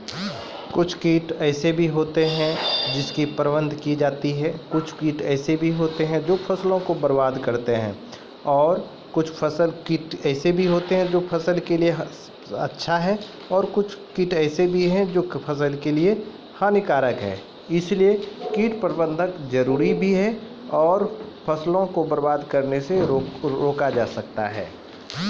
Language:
Maithili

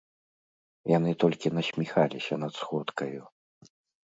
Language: Belarusian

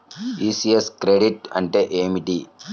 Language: Telugu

